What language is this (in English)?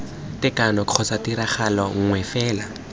Tswana